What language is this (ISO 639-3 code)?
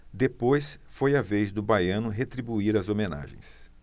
por